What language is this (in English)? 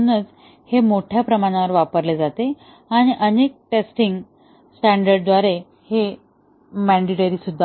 Marathi